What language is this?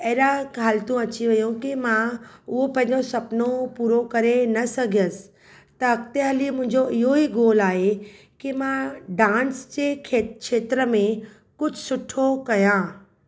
Sindhi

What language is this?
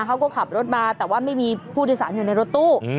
Thai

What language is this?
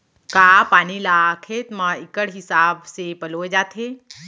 Chhattisgarhi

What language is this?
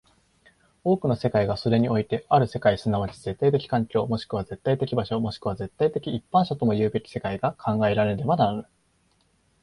Japanese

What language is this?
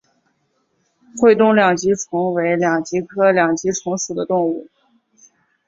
Chinese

